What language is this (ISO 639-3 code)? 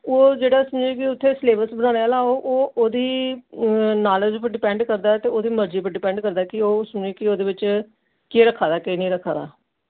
doi